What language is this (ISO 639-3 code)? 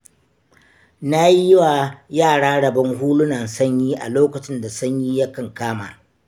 hau